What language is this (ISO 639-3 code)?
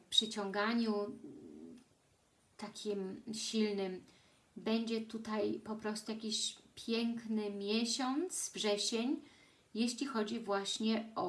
pol